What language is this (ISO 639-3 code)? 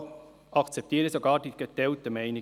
gsw